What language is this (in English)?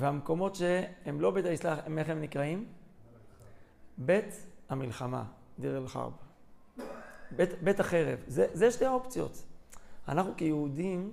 Hebrew